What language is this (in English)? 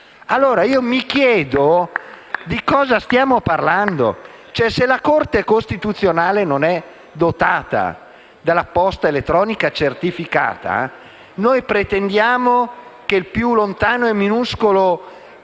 Italian